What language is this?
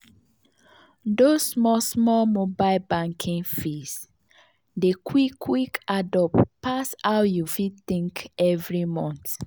Nigerian Pidgin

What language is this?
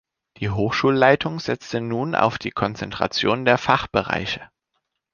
German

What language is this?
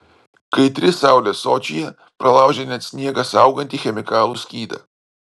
Lithuanian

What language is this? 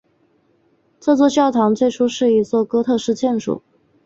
Chinese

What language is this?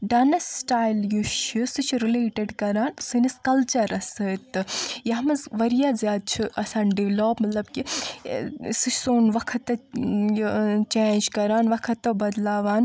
Kashmiri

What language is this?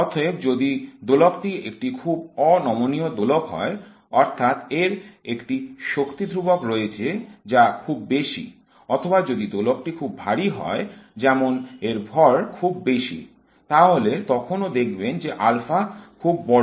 Bangla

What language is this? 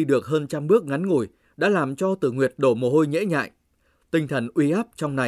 Vietnamese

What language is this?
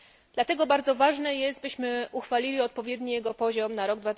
Polish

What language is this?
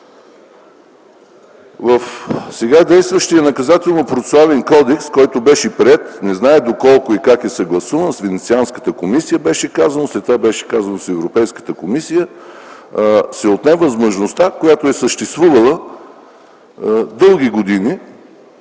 Bulgarian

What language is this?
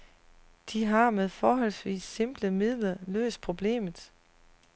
Danish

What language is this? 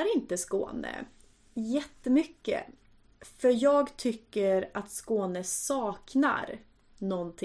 Swedish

